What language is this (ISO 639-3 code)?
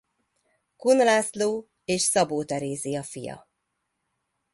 hun